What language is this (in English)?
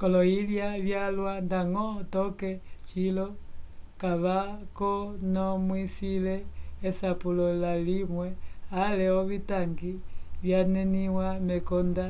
Umbundu